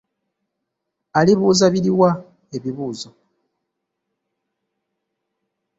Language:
Ganda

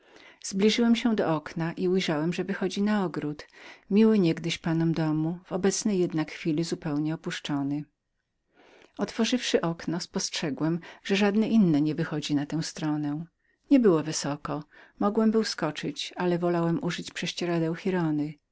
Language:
Polish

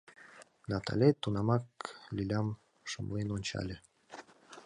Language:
Mari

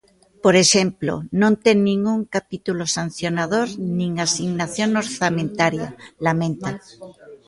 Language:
Galician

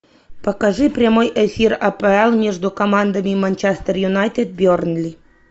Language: Russian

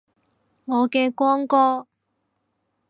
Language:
Cantonese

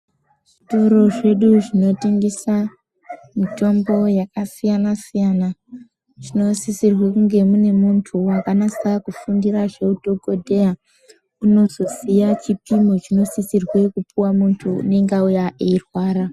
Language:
Ndau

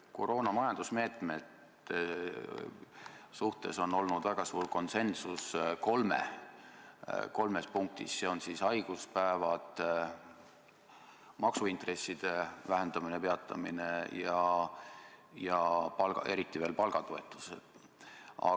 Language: Estonian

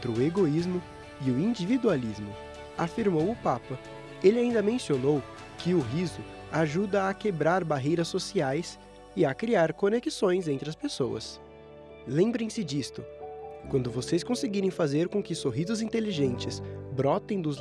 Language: Portuguese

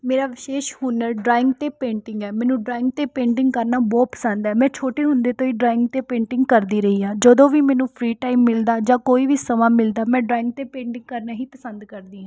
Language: Punjabi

